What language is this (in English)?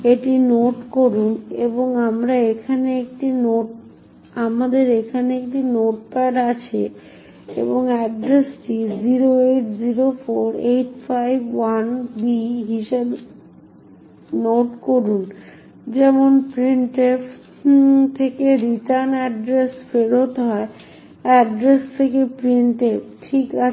Bangla